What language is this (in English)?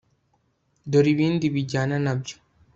Kinyarwanda